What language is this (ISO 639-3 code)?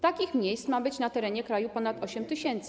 pol